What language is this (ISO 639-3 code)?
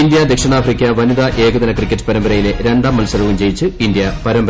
mal